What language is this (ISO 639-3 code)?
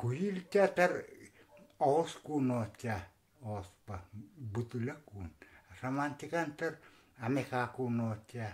nor